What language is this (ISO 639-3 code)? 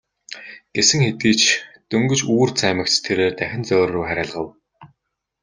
mon